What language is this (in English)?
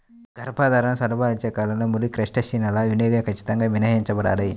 Telugu